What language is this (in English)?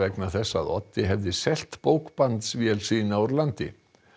Icelandic